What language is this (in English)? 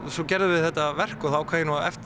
Icelandic